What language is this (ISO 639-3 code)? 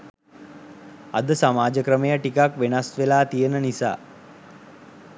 sin